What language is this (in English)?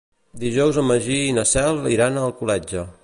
Catalan